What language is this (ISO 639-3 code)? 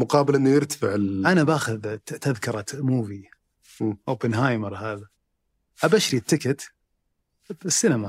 ara